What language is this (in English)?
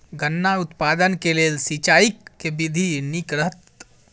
Maithili